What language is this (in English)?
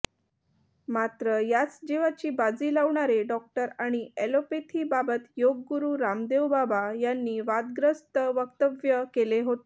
Marathi